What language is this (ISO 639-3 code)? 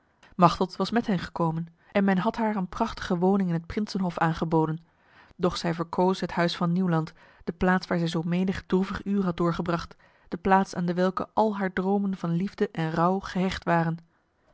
nld